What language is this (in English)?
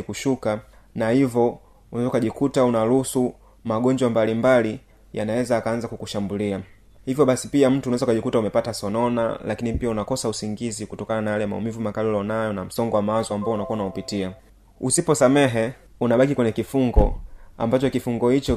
Swahili